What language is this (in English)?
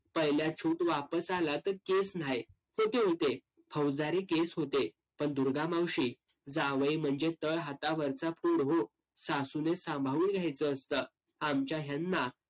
Marathi